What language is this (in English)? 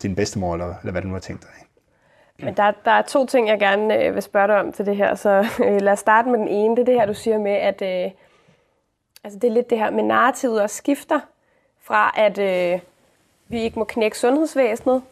Danish